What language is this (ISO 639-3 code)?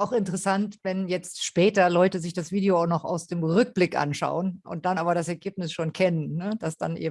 deu